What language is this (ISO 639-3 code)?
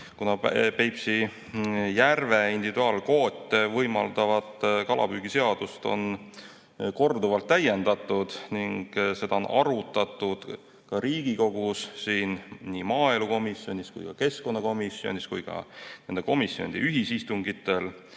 est